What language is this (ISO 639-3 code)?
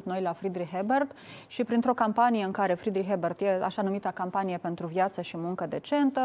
ron